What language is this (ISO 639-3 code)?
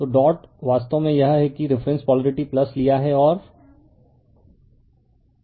hin